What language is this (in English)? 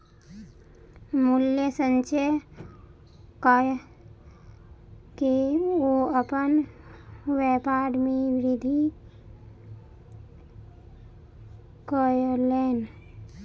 Maithili